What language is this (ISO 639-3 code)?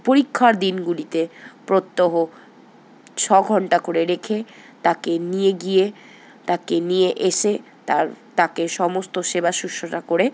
ben